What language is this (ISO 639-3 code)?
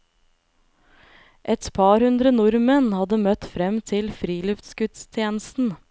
nor